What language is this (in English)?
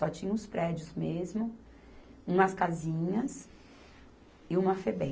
Portuguese